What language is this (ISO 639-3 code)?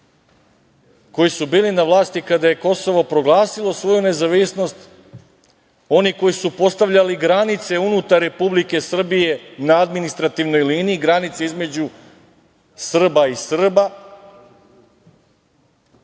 srp